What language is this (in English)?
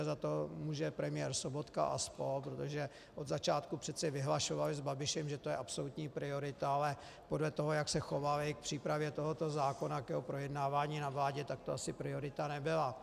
Czech